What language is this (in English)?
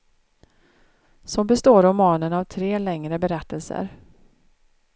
Swedish